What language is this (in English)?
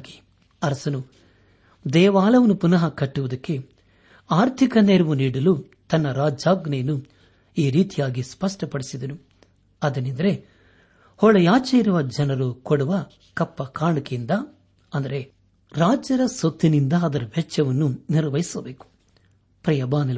Kannada